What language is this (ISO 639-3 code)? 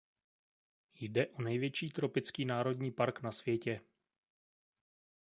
ces